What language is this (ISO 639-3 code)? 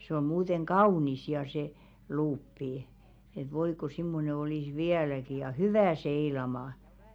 fin